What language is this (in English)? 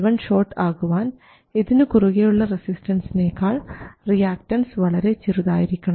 Malayalam